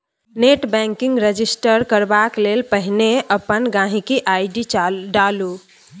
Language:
Maithili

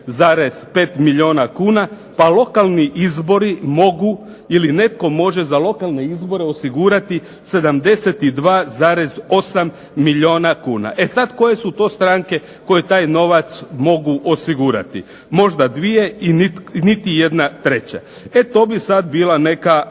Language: Croatian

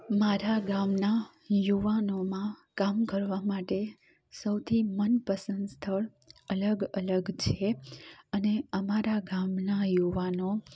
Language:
Gujarati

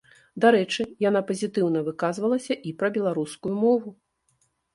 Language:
Belarusian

